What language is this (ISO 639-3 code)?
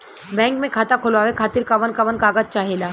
bho